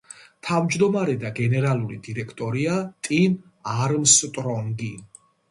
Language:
Georgian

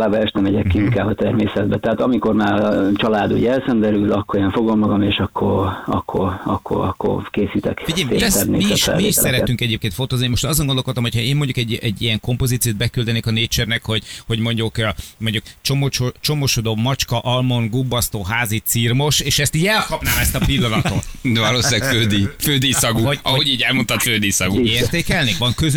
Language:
Hungarian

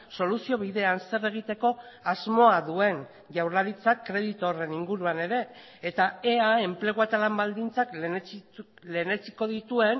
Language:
Basque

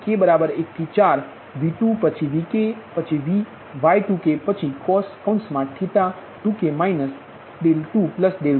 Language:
Gujarati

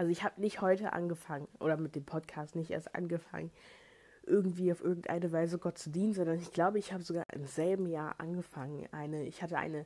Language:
German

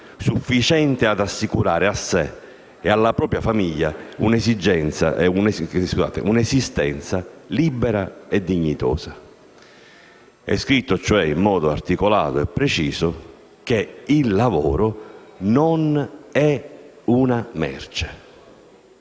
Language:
Italian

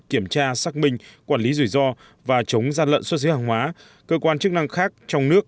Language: Vietnamese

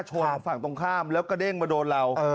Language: Thai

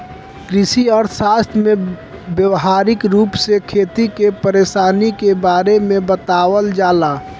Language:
Bhojpuri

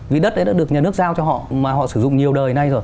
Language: Vietnamese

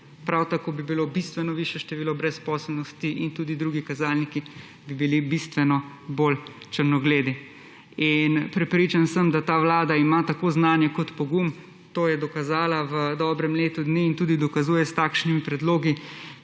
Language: Slovenian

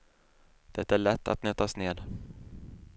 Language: Swedish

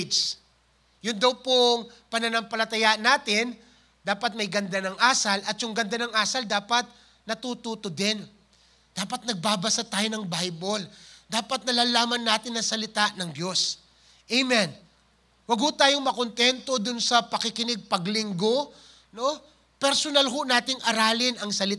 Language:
Filipino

